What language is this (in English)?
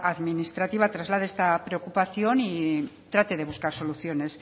Spanish